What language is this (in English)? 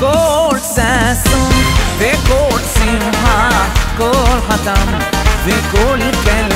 Hebrew